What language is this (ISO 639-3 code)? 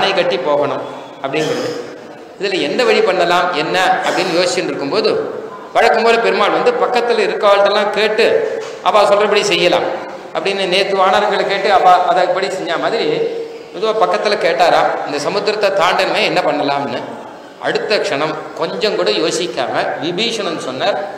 tam